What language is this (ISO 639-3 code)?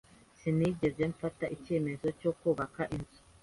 kin